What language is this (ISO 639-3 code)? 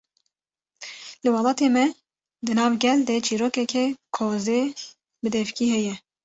kur